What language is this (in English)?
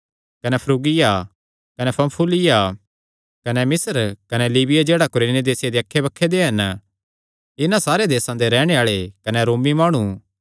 Kangri